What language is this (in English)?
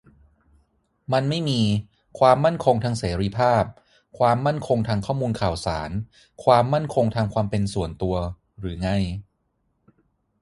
Thai